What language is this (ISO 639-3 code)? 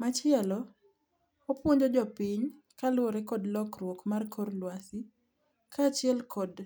luo